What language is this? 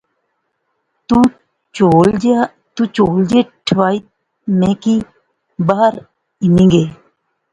Pahari-Potwari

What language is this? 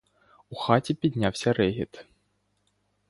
Ukrainian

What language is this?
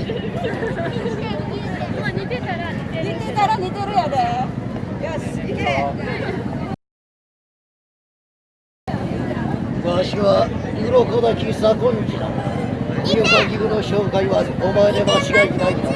Japanese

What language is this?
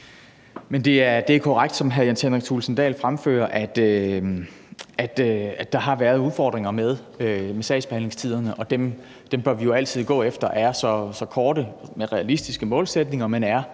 Danish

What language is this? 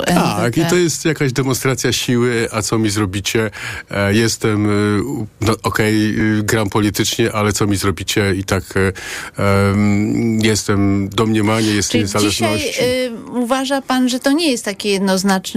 Polish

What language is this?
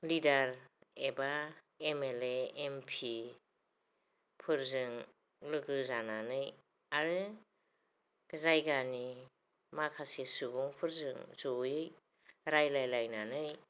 Bodo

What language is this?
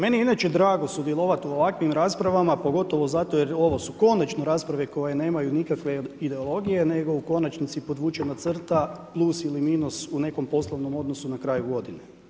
Croatian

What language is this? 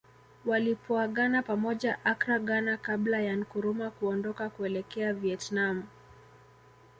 Swahili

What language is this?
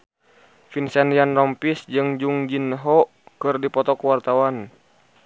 Sundanese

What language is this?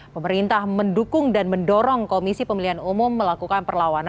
Indonesian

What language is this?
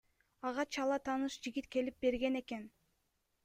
Kyrgyz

